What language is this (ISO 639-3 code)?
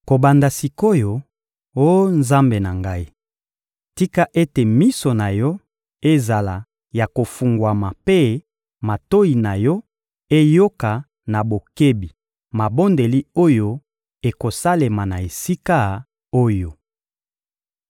lin